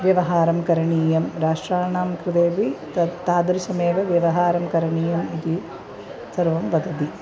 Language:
Sanskrit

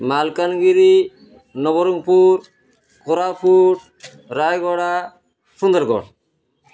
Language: Odia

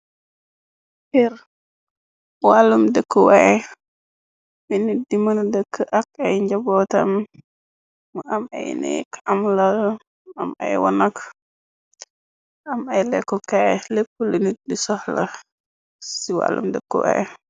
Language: Wolof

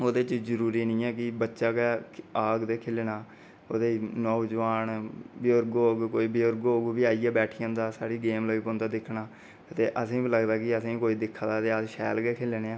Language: Dogri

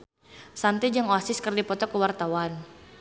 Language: Sundanese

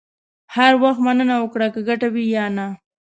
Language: Pashto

